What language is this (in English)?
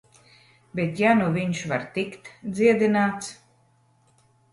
Latvian